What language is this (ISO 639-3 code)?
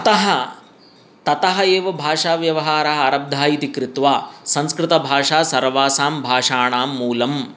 san